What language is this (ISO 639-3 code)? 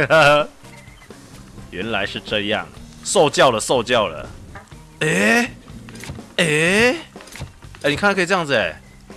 zho